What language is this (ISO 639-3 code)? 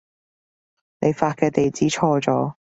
yue